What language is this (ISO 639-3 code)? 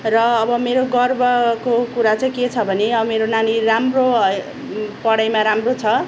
nep